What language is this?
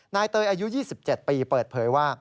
Thai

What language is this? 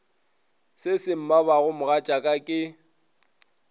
Northern Sotho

